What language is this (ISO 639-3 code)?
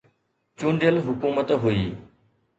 snd